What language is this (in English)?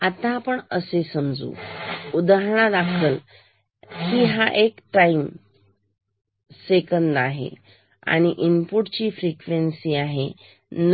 Marathi